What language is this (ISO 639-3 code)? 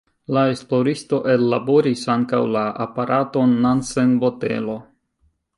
epo